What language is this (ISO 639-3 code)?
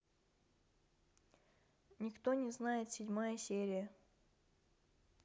rus